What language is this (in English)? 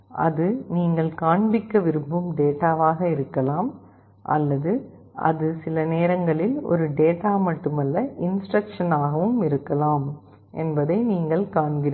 Tamil